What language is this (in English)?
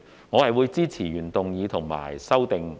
Cantonese